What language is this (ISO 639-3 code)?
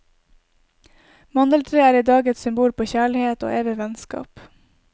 nor